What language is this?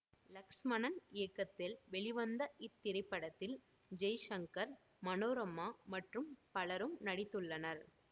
Tamil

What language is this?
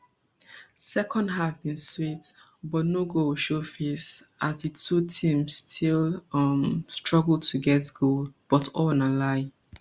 Nigerian Pidgin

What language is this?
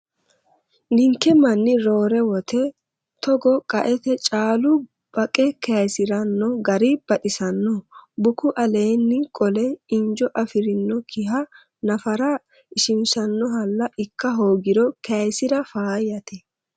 Sidamo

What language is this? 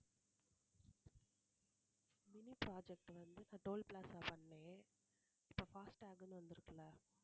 Tamil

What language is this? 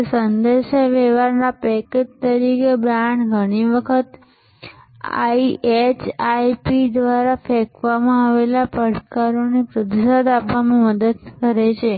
Gujarati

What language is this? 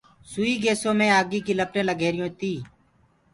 Gurgula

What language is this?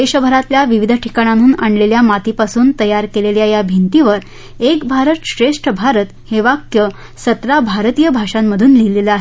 Marathi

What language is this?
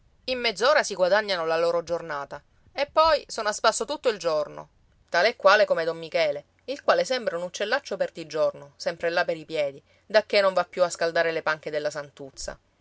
Italian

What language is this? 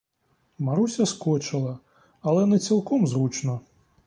Ukrainian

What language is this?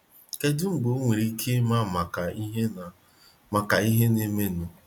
Igbo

